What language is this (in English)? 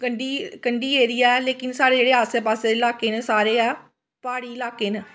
Dogri